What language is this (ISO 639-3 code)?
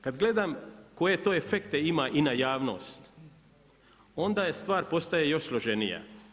hrv